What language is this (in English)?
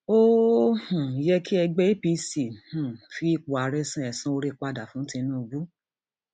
Yoruba